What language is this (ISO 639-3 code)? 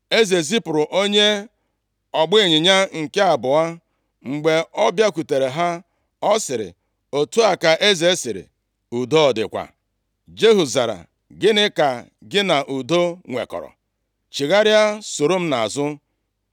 ibo